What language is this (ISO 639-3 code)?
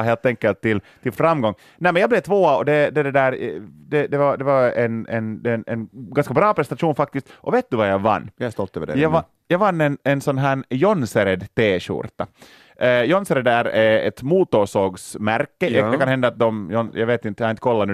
swe